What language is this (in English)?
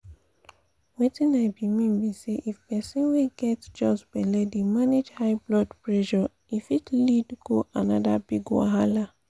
Nigerian Pidgin